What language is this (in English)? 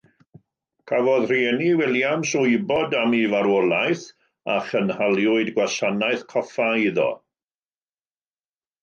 Welsh